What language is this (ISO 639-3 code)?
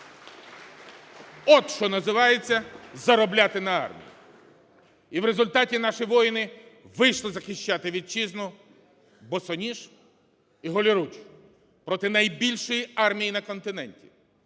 ukr